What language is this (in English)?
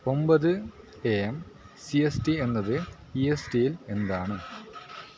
Malayalam